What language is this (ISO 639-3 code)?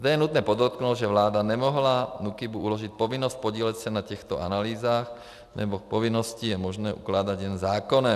ces